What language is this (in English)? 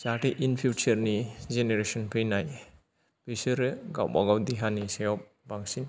Bodo